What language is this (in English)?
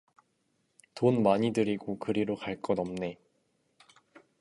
Korean